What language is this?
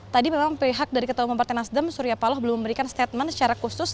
Indonesian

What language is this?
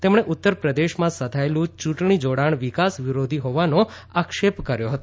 Gujarati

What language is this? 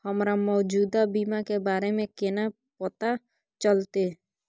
Maithili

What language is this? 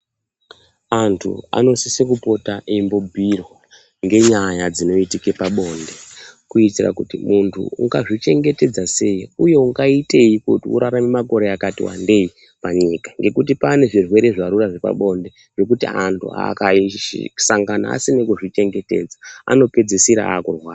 Ndau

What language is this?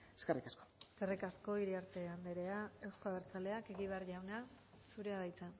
Basque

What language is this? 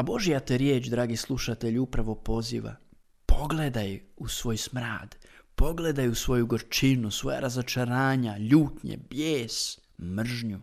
Croatian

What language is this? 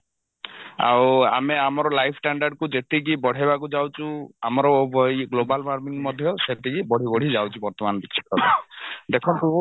Odia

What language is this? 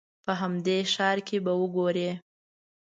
Pashto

